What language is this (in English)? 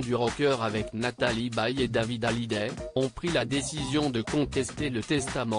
French